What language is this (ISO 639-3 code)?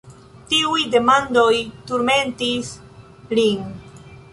epo